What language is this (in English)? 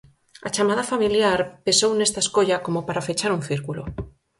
Galician